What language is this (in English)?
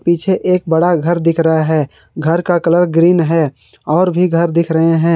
Hindi